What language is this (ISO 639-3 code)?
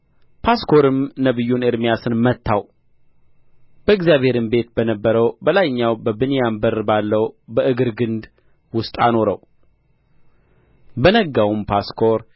amh